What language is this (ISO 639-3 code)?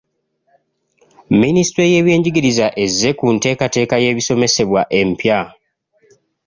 lug